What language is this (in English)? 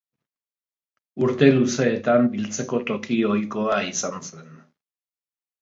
Basque